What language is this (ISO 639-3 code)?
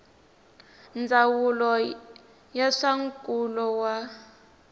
tso